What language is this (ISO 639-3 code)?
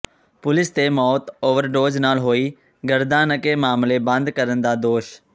pan